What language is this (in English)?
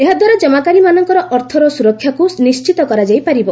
Odia